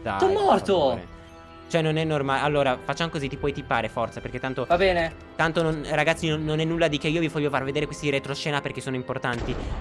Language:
Italian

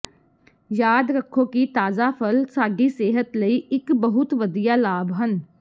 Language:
Punjabi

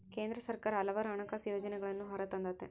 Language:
Kannada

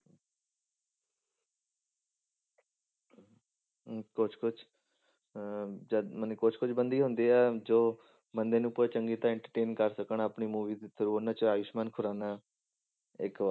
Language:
Punjabi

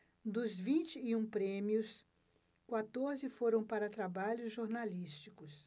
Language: Portuguese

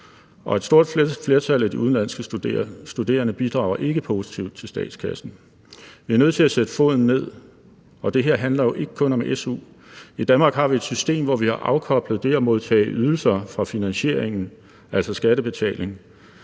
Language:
Danish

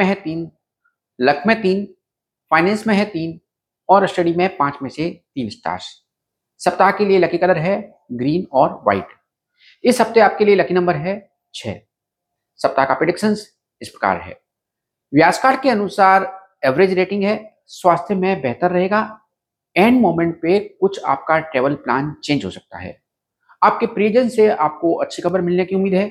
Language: Hindi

